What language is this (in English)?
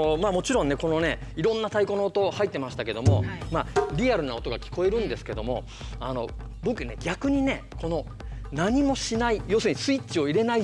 Japanese